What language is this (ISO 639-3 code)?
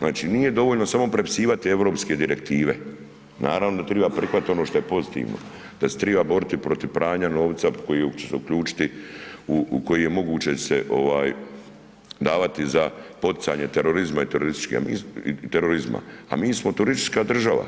hrv